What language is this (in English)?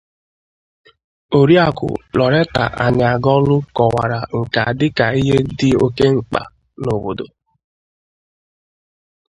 Igbo